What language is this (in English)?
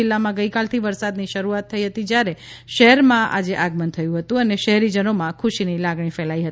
Gujarati